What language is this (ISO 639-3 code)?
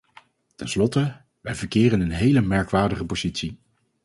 nld